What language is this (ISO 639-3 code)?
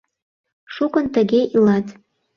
chm